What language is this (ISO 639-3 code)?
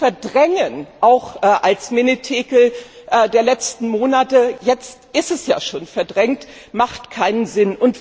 deu